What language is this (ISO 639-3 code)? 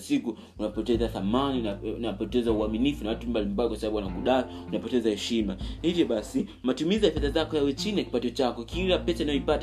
swa